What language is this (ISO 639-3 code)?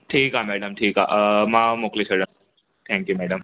snd